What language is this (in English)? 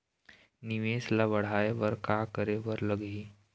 Chhattisgarhi